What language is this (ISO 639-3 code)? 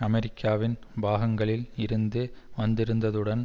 tam